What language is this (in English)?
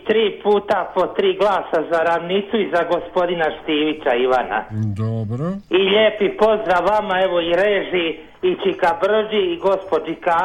Croatian